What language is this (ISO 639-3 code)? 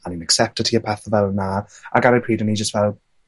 cym